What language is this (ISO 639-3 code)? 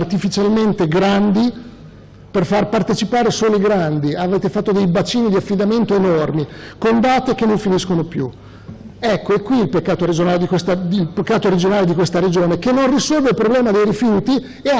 ita